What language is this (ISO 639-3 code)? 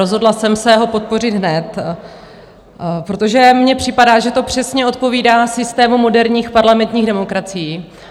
ces